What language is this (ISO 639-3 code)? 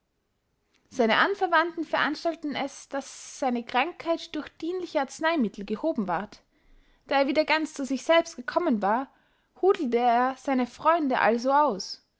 deu